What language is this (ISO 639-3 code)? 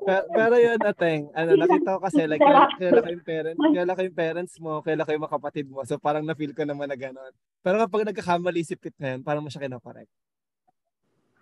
fil